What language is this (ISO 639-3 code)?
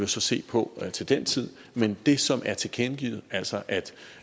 dan